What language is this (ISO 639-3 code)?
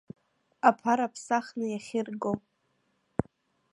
abk